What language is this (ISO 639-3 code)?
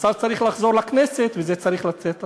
heb